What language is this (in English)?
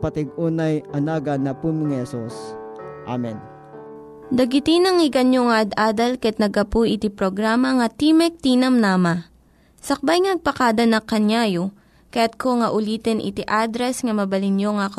Filipino